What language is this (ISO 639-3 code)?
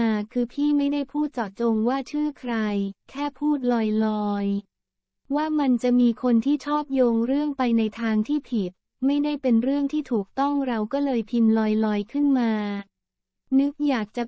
tha